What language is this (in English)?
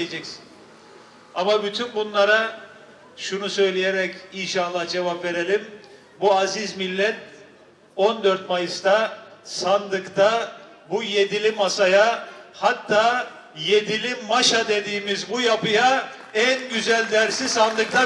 Turkish